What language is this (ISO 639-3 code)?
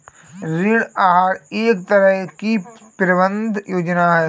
hin